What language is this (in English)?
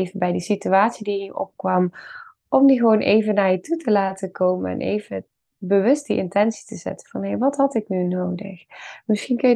Dutch